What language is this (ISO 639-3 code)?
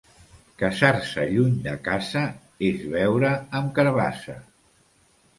cat